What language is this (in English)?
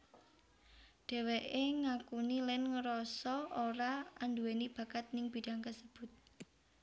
Javanese